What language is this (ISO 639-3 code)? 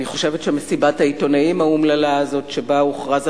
heb